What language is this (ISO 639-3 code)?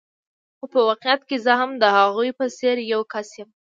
pus